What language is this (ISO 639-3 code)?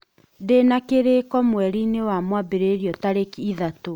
kik